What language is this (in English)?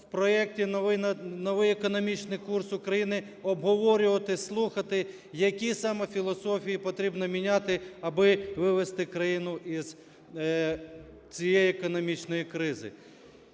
Ukrainian